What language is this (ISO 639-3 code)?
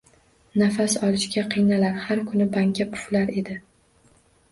uzb